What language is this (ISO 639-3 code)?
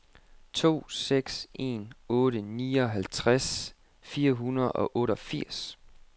dan